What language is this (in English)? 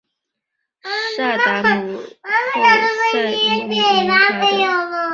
Chinese